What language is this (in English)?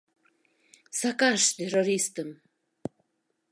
Mari